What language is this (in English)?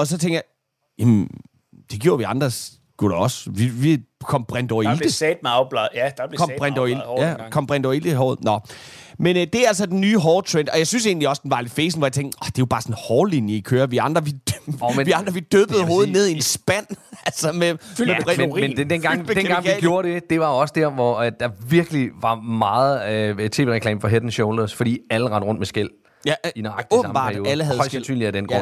Danish